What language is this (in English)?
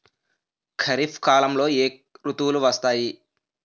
Telugu